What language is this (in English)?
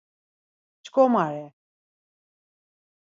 Laz